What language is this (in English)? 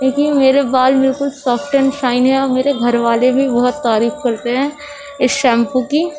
Urdu